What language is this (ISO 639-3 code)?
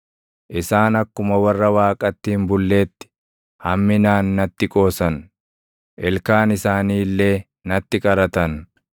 orm